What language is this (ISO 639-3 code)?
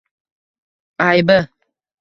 uzb